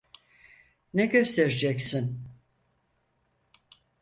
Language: Turkish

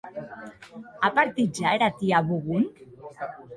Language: Occitan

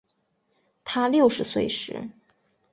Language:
Chinese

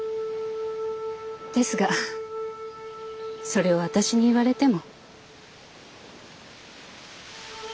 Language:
Japanese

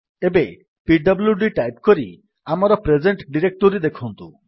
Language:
Odia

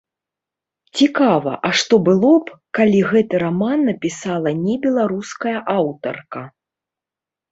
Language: Belarusian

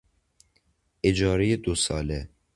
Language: Persian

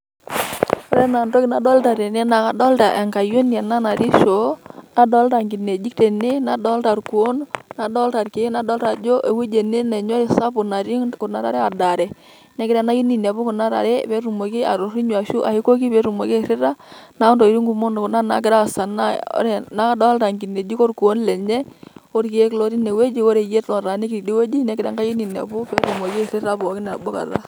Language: Masai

